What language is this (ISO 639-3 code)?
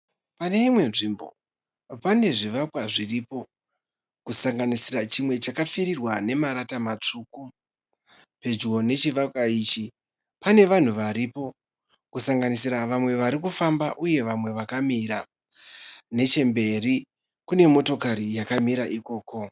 sna